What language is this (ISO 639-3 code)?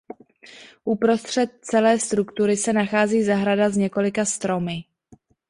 ces